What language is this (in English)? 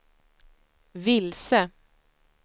Swedish